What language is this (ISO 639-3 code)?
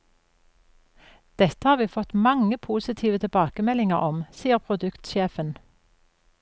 nor